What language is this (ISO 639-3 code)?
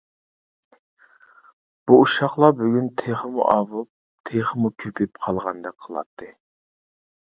uig